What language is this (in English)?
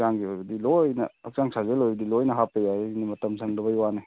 Manipuri